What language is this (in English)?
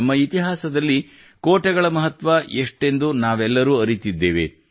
Kannada